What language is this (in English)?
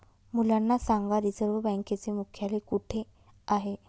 Marathi